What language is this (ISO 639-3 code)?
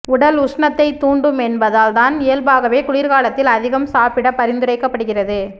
tam